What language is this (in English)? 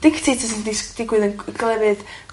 Welsh